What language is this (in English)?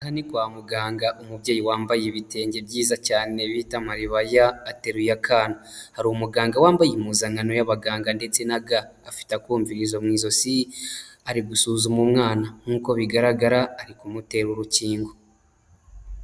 Kinyarwanda